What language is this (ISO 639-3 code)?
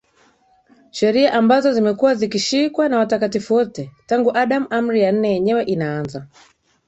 swa